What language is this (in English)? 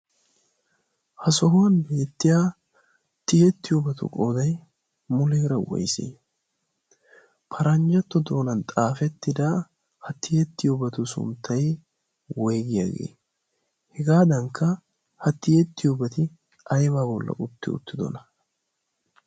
Wolaytta